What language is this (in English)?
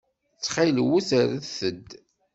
Kabyle